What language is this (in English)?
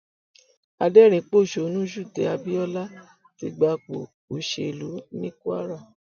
Yoruba